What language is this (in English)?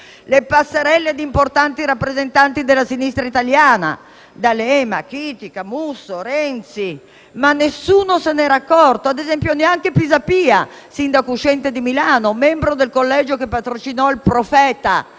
Italian